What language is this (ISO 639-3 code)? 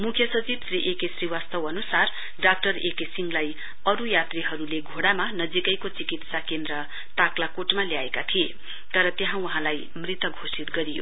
nep